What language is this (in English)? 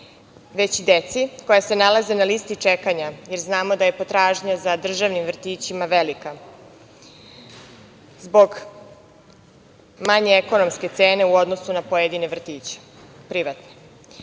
Serbian